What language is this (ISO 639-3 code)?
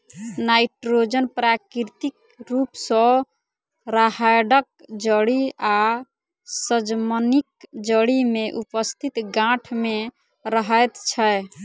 mai